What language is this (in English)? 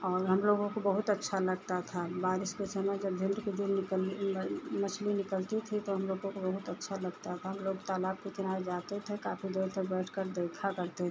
Hindi